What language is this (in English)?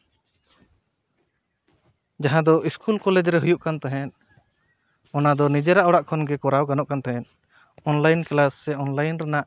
Santali